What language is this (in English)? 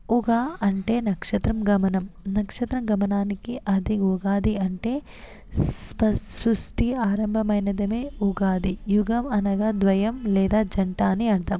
Telugu